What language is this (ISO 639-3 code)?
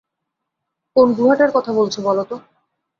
ben